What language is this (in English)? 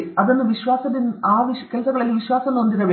Kannada